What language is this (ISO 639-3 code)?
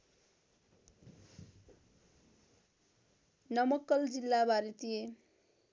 nep